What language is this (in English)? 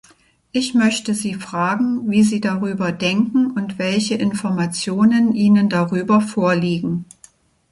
German